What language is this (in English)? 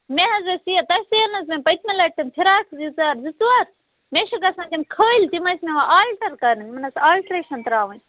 Kashmiri